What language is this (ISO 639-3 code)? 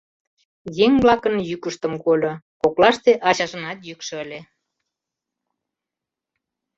chm